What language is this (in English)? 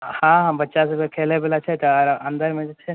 Maithili